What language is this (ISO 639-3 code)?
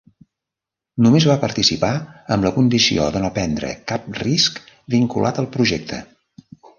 cat